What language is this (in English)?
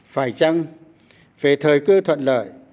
Vietnamese